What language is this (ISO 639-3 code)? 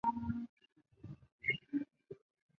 zho